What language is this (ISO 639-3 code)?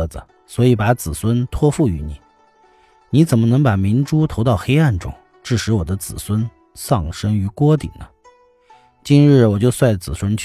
zho